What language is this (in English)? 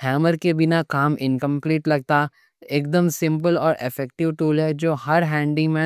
Deccan